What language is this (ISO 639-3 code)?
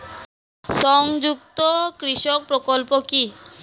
ben